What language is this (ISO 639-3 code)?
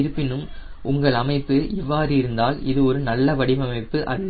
tam